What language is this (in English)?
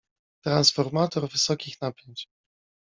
Polish